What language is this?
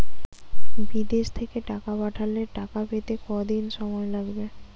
Bangla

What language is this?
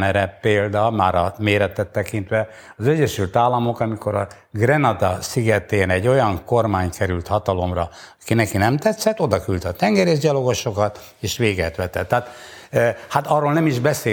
Hungarian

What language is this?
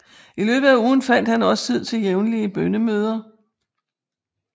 Danish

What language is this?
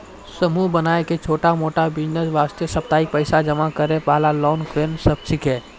Maithili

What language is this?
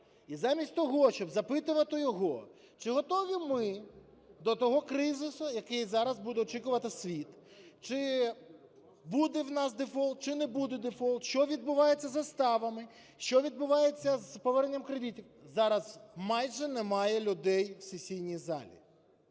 Ukrainian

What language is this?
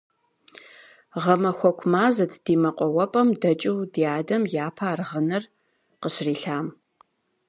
Kabardian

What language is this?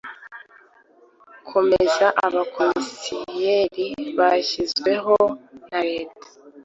Kinyarwanda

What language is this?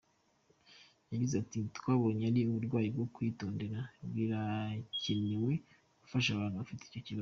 Kinyarwanda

